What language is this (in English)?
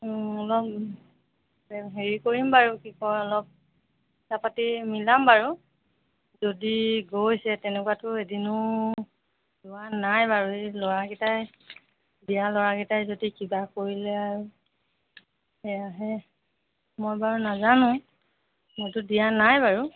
Assamese